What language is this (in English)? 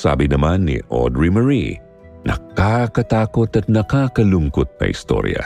Filipino